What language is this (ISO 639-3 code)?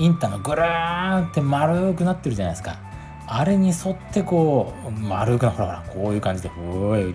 jpn